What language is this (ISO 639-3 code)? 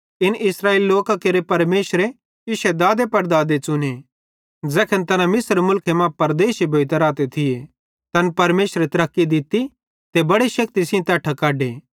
bhd